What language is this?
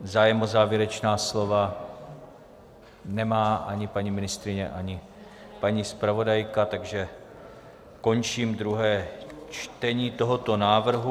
Czech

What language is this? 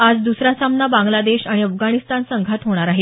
Marathi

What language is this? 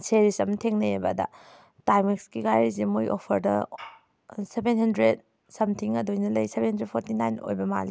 Manipuri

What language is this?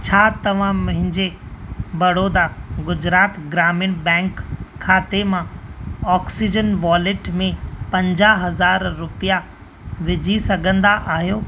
Sindhi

